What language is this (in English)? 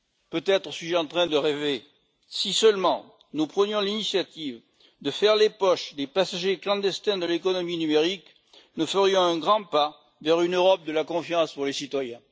French